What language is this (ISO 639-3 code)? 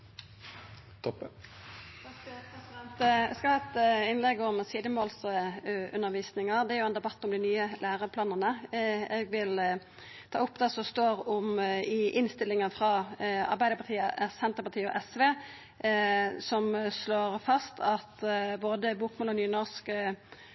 nno